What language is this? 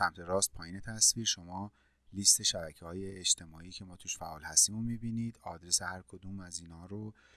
Persian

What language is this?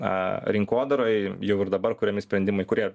Lithuanian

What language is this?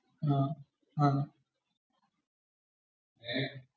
Malayalam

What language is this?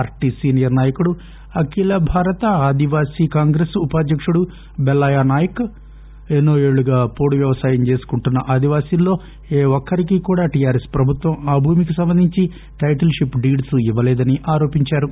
Telugu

